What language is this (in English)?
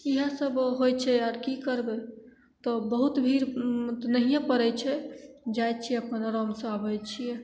Maithili